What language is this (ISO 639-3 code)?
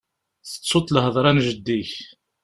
kab